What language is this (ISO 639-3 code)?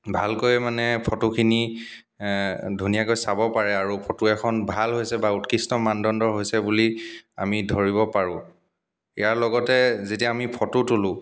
asm